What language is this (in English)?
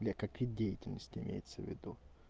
Russian